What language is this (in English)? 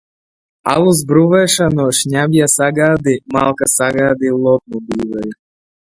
Latvian